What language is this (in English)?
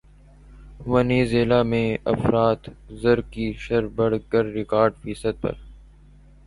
Urdu